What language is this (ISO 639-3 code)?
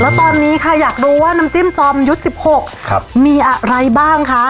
tha